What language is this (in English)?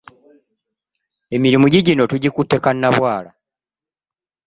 Ganda